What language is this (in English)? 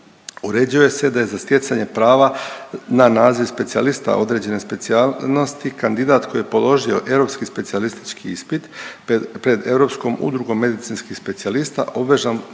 Croatian